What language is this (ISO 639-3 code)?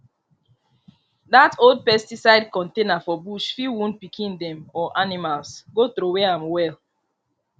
pcm